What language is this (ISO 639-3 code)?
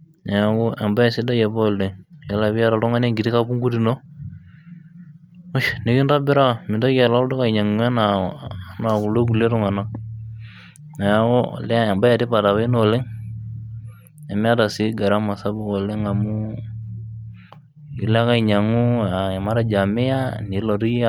mas